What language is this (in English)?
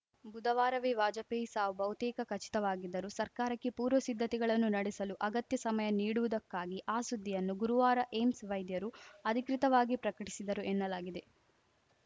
Kannada